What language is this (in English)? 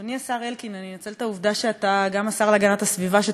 Hebrew